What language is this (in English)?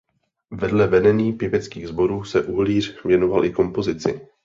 Czech